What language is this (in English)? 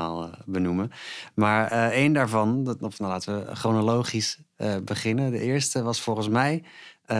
Dutch